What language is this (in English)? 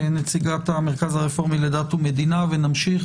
Hebrew